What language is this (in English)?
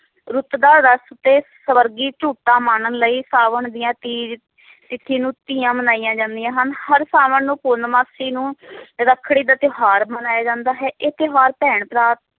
Punjabi